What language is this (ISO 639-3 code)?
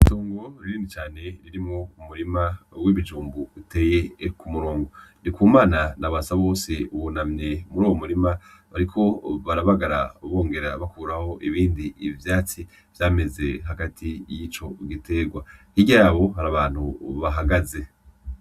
run